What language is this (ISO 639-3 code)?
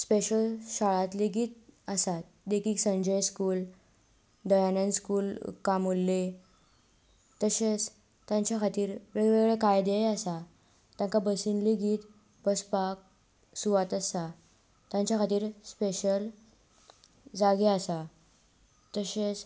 kok